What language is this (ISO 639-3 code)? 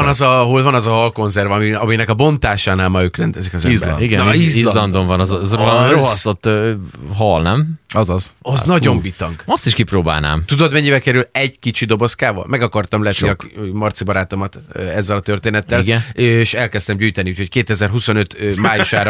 hun